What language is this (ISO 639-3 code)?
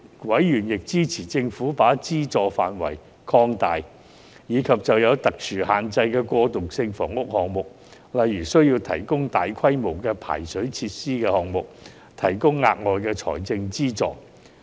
yue